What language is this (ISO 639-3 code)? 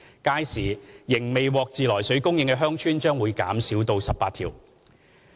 yue